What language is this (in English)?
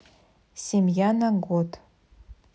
Russian